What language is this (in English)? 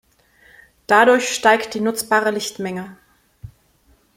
German